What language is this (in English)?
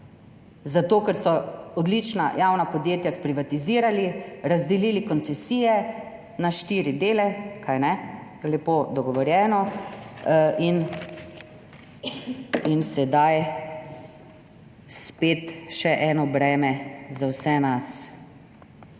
Slovenian